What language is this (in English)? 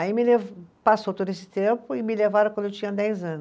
Portuguese